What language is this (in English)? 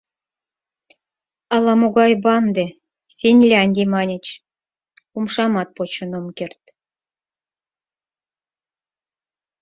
Mari